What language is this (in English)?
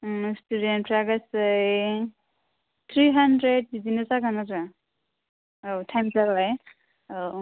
Bodo